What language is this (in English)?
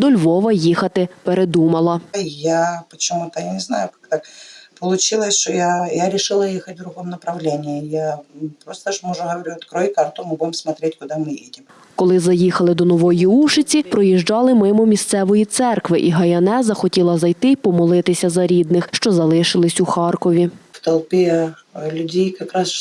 Ukrainian